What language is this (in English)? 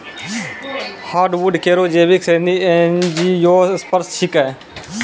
Maithili